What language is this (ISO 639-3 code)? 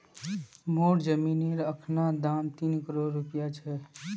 mag